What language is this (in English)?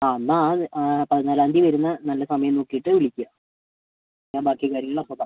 Malayalam